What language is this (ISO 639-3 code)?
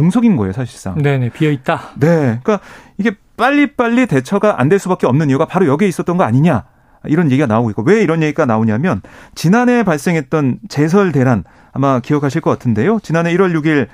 kor